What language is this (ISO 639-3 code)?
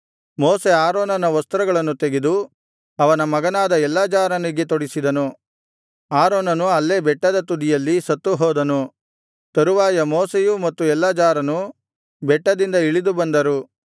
kan